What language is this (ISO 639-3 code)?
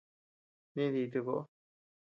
cux